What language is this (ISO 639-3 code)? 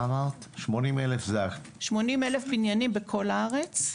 heb